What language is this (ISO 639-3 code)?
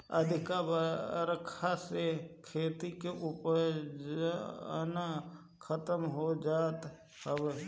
bho